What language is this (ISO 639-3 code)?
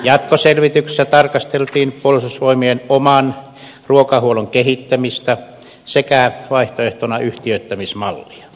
fin